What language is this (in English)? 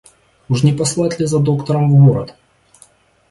Russian